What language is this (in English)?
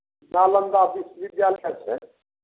Maithili